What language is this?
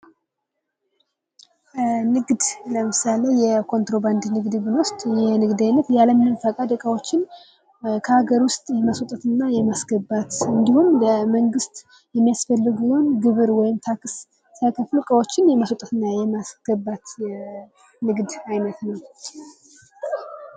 Amharic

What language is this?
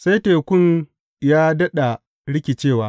Hausa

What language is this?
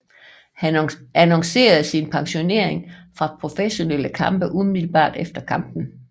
Danish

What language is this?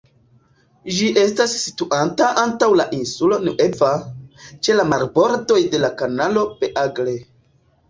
Esperanto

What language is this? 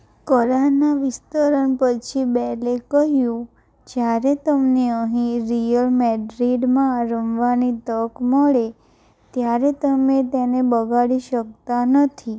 Gujarati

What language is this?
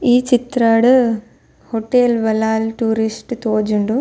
Tulu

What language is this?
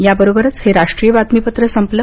Marathi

